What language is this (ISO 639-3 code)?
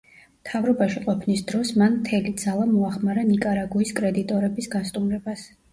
kat